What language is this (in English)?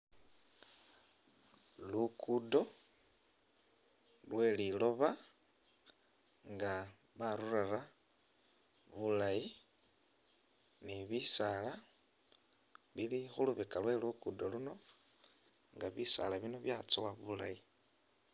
Masaaba